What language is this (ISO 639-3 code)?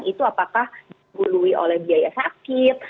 ind